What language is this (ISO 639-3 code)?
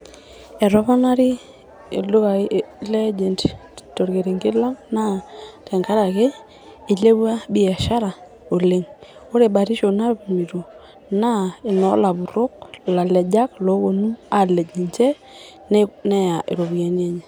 mas